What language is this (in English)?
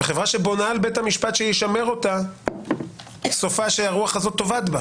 Hebrew